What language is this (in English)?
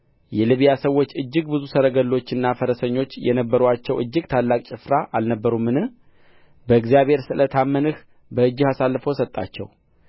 Amharic